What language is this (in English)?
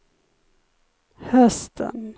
Swedish